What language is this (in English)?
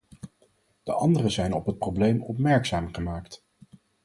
Dutch